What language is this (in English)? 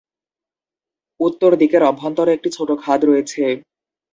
Bangla